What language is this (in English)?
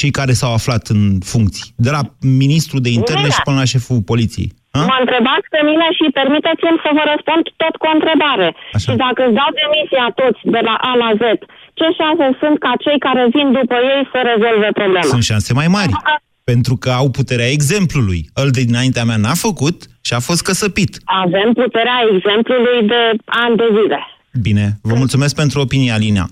Romanian